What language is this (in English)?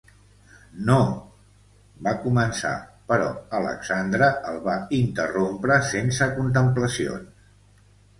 Catalan